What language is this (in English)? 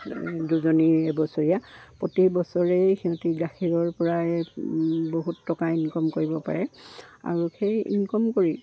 Assamese